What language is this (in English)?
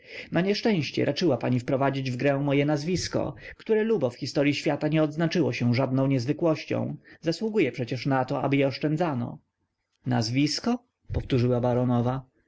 Polish